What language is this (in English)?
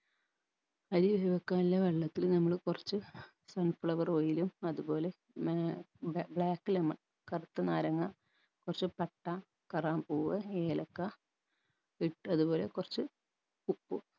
Malayalam